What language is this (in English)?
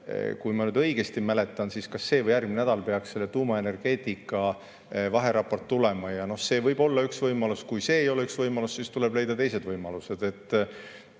Estonian